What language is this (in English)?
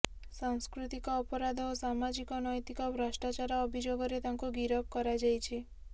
Odia